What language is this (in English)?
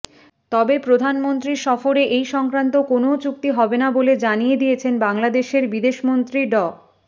Bangla